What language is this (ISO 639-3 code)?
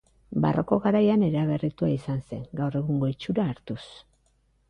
eus